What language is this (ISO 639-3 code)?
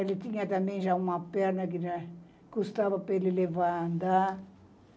por